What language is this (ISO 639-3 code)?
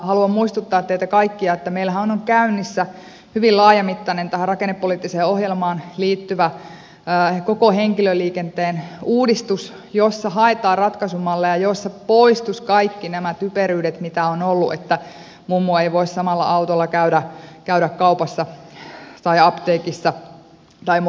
fin